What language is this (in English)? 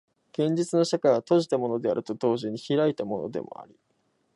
Japanese